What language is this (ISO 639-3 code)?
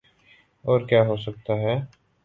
urd